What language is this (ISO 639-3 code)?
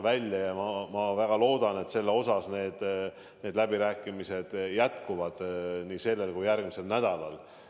est